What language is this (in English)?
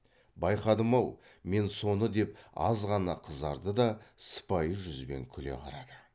Kazakh